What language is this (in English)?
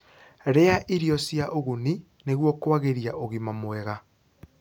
Kikuyu